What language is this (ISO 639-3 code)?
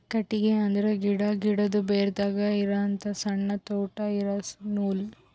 kan